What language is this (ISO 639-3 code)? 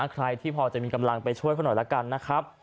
tha